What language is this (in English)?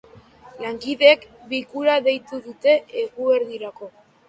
Basque